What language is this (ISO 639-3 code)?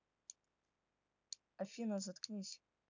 rus